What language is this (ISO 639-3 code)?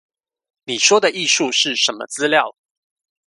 zho